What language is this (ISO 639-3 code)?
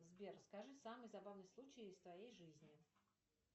rus